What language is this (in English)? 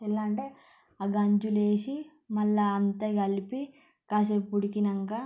Telugu